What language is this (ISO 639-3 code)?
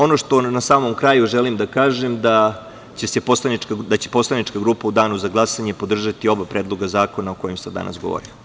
srp